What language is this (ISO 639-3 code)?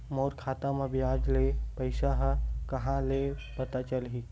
hne